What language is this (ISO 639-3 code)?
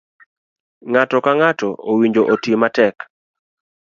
luo